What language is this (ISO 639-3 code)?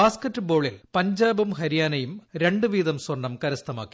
mal